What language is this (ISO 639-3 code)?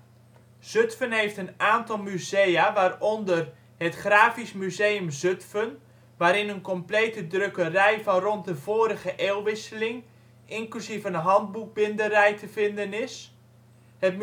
nld